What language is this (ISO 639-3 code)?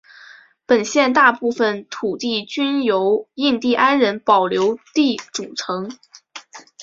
zho